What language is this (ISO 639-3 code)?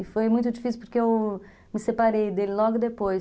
por